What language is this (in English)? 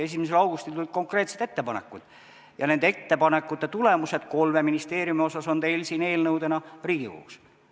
Estonian